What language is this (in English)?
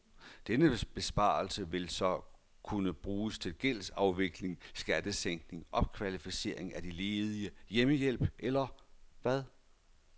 Danish